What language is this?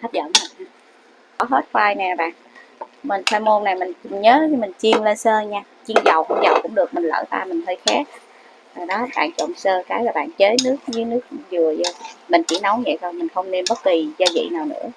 Vietnamese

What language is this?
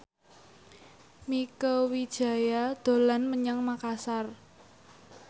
Javanese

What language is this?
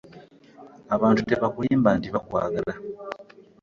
Ganda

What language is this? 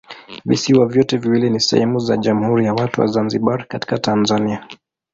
Swahili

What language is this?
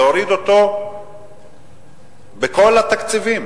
Hebrew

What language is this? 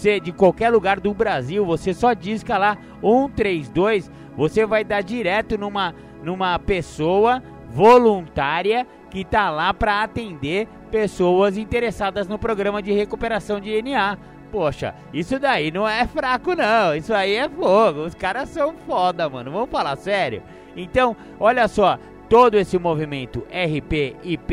Portuguese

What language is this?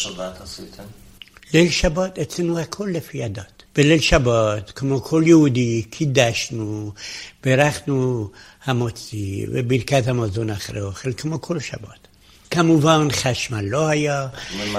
Hebrew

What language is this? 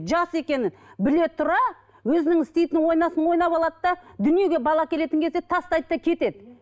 Kazakh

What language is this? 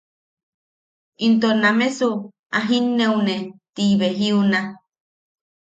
Yaqui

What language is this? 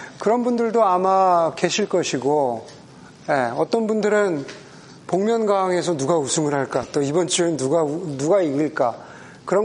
Korean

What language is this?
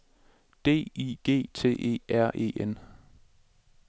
Danish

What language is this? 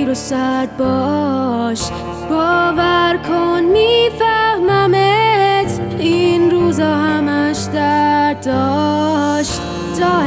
Persian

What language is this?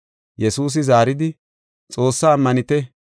Gofa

